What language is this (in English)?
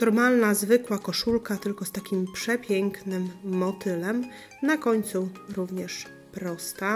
Polish